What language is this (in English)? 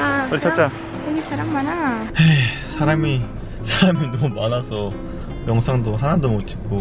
Korean